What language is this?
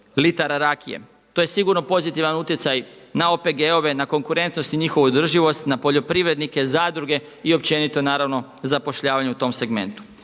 Croatian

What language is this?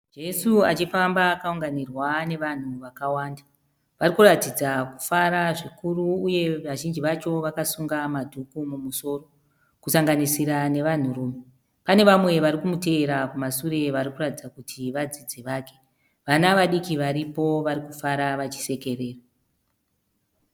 Shona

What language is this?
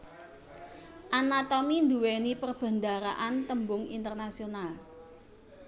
Javanese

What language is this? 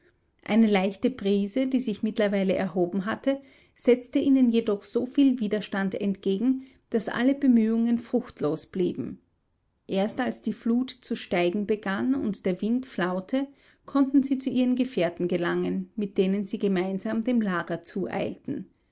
German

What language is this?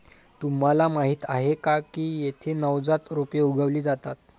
Marathi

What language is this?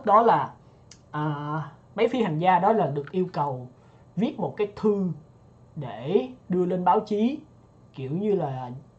Vietnamese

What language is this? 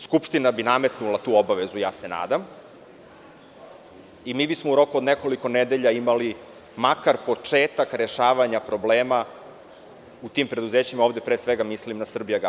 Serbian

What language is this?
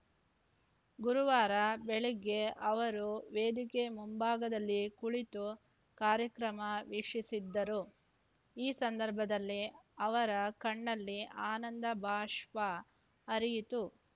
Kannada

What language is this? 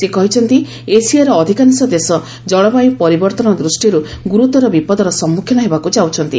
Odia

